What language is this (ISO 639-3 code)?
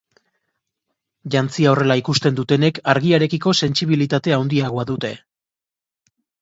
eus